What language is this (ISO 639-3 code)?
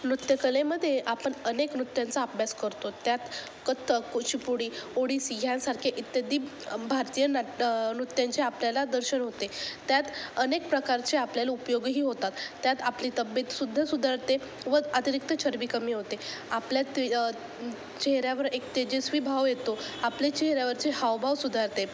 mar